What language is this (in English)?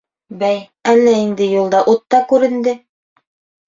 Bashkir